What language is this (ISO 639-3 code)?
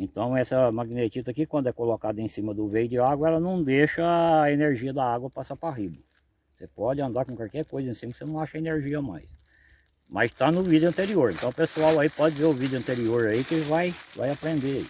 por